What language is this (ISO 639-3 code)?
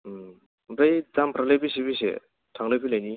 brx